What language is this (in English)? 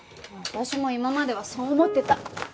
Japanese